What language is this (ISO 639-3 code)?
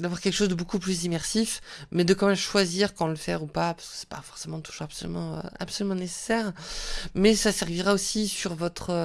fra